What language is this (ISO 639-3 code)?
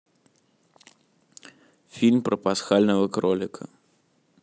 rus